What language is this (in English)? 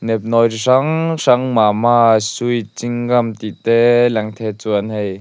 Mizo